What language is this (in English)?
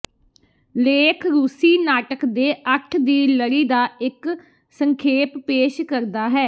Punjabi